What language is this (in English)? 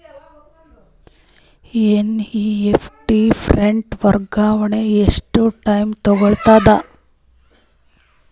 Kannada